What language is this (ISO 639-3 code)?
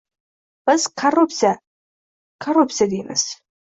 uzb